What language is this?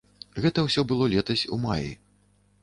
Belarusian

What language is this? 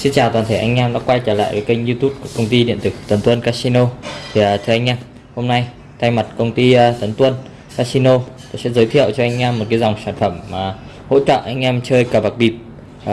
Vietnamese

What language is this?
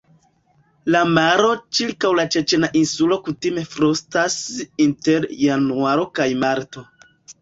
Esperanto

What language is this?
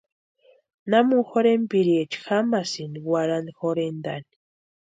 Western Highland Purepecha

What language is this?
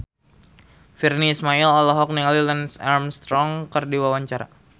Sundanese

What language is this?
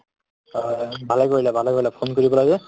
Assamese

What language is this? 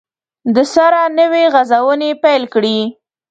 Pashto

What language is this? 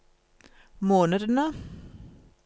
Norwegian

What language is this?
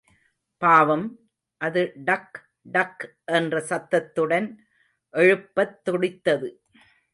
Tamil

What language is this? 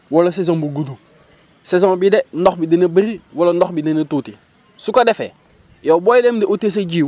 Wolof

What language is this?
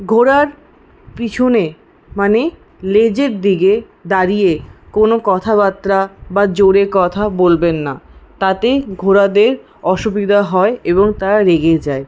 Bangla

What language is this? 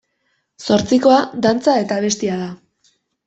Basque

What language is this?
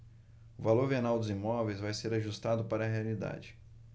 Portuguese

